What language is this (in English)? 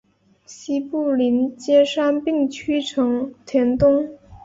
Chinese